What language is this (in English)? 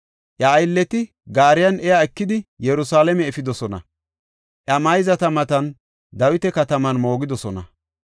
Gofa